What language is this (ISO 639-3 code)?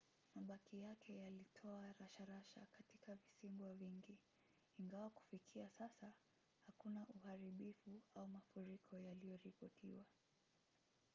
swa